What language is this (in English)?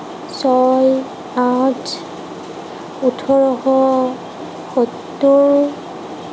Assamese